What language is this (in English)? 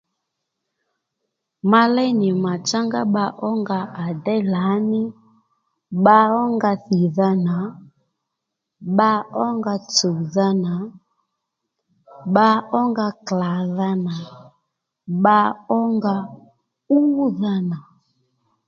Lendu